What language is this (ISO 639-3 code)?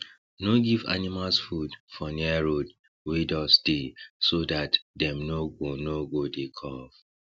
pcm